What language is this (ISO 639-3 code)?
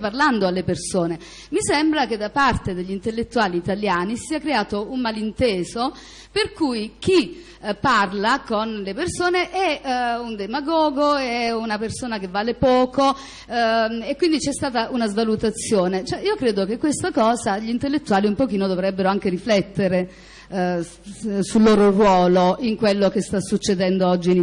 ita